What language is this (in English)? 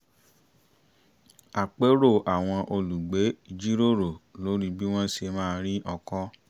Yoruba